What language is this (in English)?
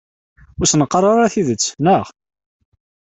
Kabyle